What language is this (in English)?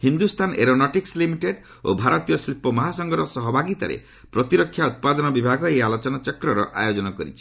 Odia